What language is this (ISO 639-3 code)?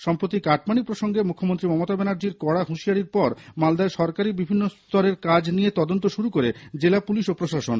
ben